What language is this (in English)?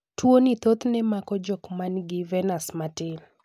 Luo (Kenya and Tanzania)